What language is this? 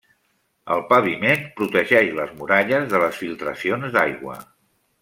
Catalan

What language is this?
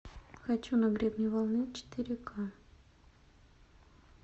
Russian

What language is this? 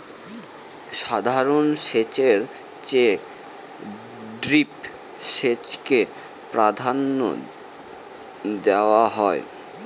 Bangla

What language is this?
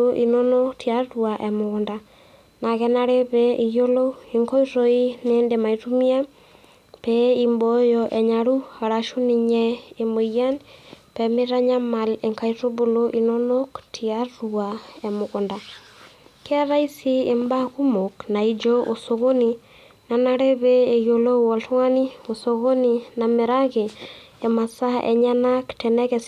Masai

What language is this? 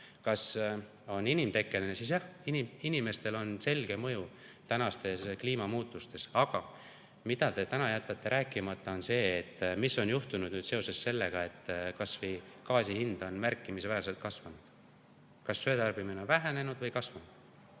Estonian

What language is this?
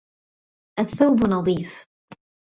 Arabic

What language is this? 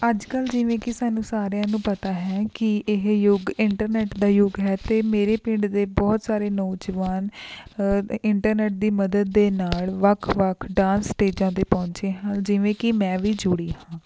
Punjabi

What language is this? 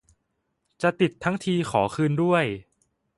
Thai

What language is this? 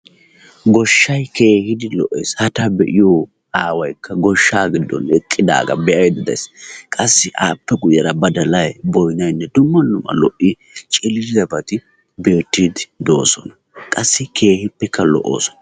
Wolaytta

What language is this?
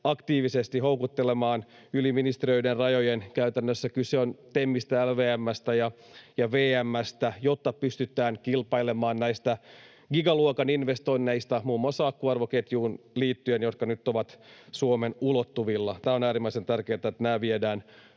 Finnish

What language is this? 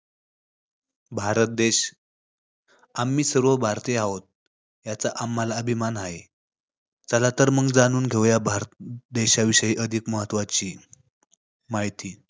Marathi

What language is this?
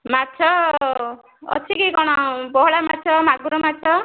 Odia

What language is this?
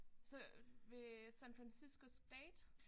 Danish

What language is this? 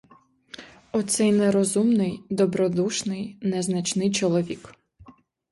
Ukrainian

